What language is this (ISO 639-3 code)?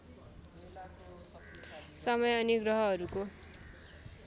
nep